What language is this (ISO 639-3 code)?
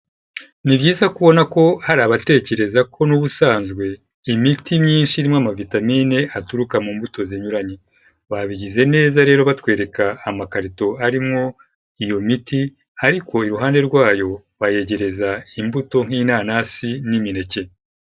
kin